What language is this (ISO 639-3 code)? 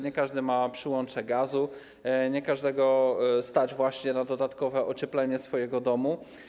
pol